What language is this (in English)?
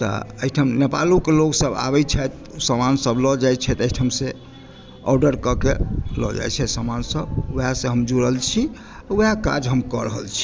Maithili